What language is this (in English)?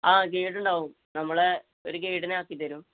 Malayalam